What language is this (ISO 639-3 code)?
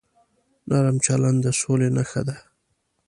pus